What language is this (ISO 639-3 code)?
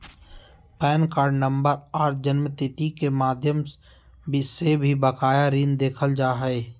mag